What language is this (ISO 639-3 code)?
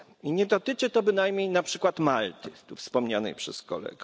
pol